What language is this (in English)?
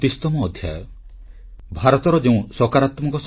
Odia